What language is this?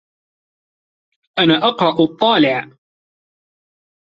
Arabic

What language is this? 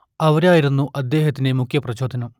Malayalam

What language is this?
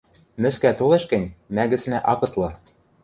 Western Mari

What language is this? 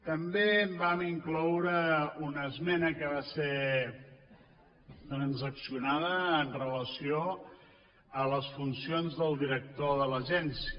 Catalan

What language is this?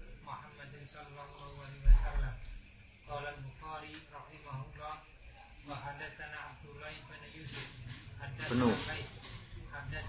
Indonesian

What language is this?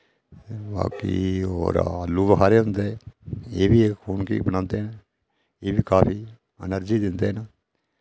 Dogri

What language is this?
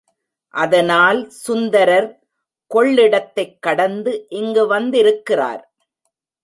Tamil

